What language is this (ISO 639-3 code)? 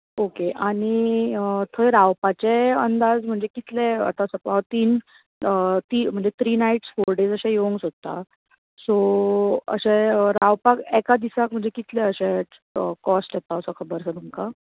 kok